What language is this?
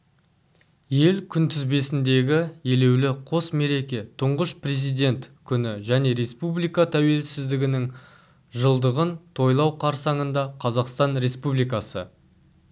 Kazakh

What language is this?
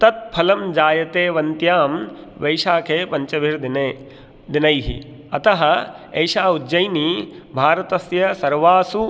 Sanskrit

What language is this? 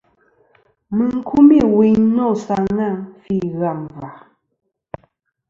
Kom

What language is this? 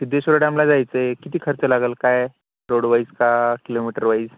Marathi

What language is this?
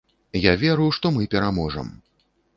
Belarusian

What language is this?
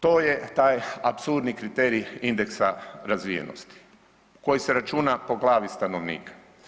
Croatian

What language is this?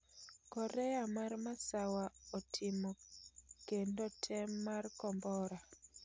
Luo (Kenya and Tanzania)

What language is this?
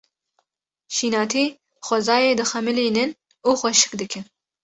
Kurdish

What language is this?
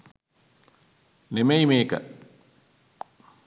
Sinhala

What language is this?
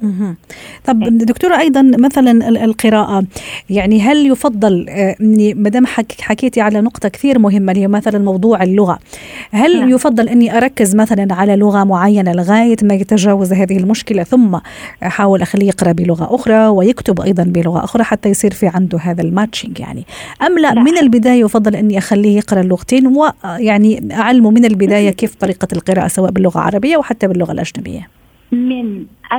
Arabic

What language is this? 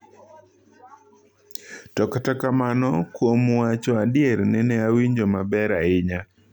Luo (Kenya and Tanzania)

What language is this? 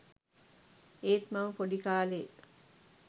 Sinhala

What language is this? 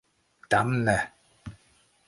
Esperanto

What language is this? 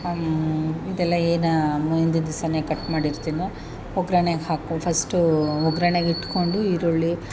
Kannada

